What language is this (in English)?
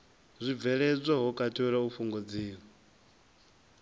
Venda